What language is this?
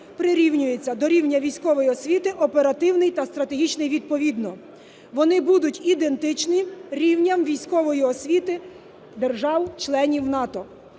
Ukrainian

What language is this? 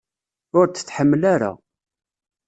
Kabyle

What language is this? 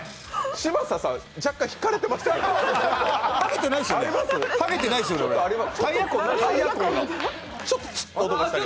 Japanese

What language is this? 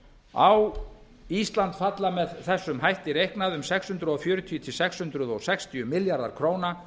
Icelandic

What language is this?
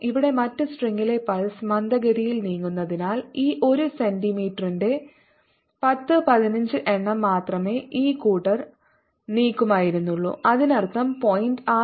Malayalam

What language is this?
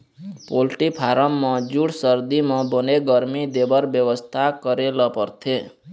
Chhattisgarhi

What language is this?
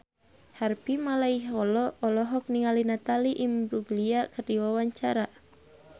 Sundanese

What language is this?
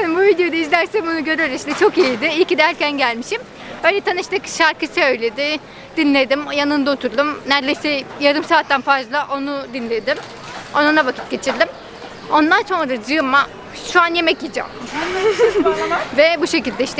Turkish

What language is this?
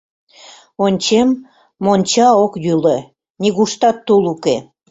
Mari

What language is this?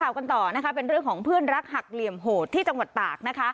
Thai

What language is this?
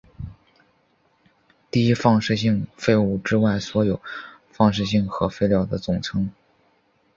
Chinese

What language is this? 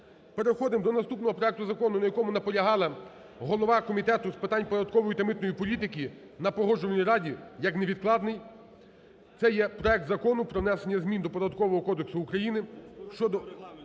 Ukrainian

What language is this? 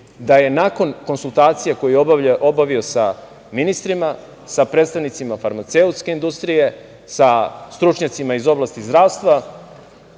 Serbian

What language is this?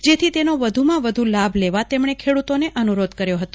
Gujarati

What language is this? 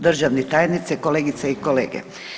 Croatian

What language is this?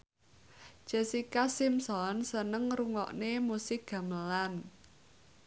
Javanese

